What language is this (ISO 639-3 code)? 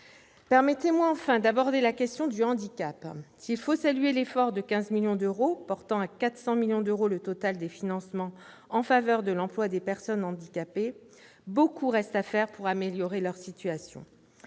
fra